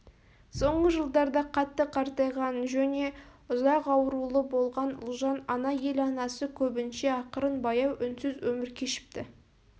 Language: Kazakh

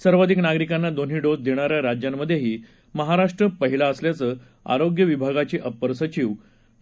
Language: Marathi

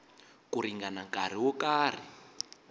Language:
Tsonga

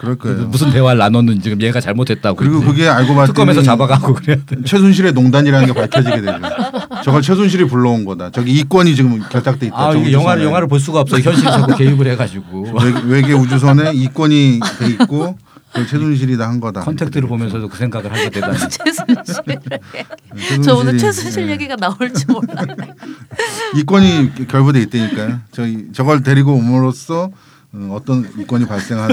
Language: Korean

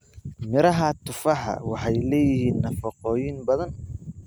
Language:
Somali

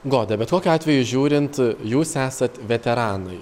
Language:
Lithuanian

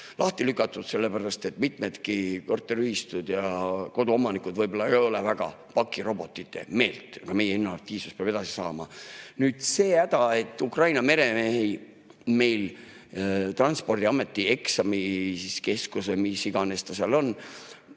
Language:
Estonian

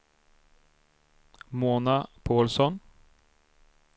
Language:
Swedish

